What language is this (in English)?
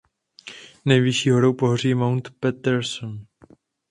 Czech